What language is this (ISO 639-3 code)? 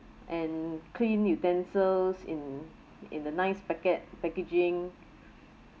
eng